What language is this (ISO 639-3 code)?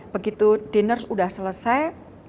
ind